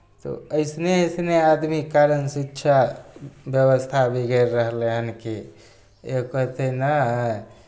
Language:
Maithili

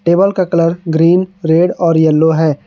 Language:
Hindi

